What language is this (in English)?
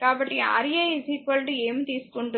Telugu